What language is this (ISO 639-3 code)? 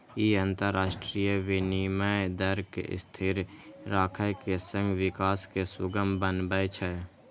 mai